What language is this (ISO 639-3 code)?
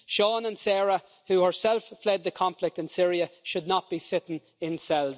eng